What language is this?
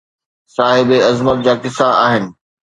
Sindhi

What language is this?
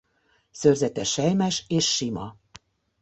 Hungarian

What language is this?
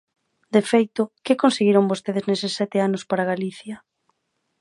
Galician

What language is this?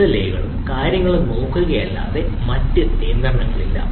Malayalam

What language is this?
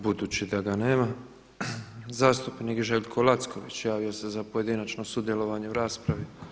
Croatian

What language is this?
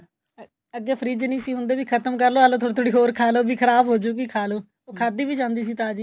Punjabi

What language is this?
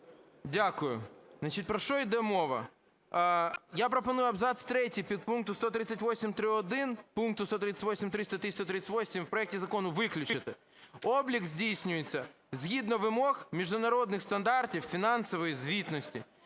Ukrainian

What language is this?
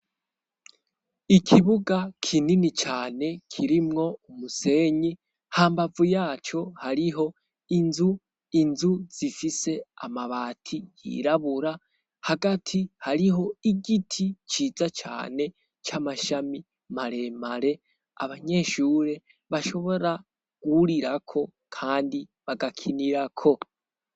Rundi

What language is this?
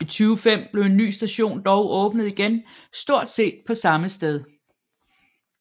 Danish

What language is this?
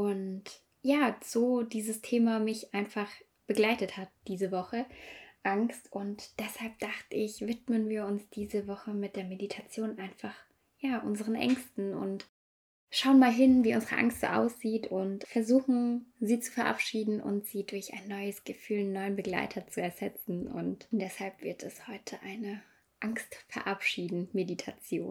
German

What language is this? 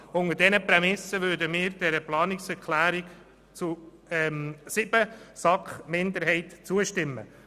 Swiss German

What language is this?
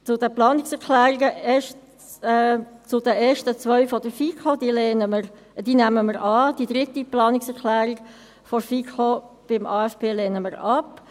Swiss German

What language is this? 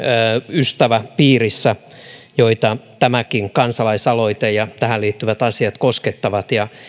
Finnish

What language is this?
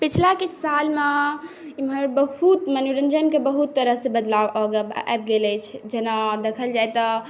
Maithili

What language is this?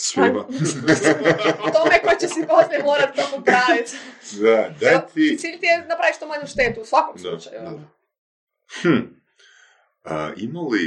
Croatian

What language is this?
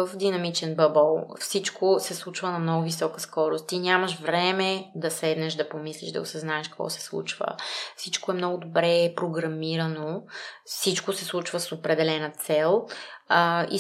Bulgarian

